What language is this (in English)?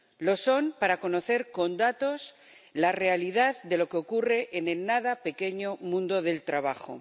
Spanish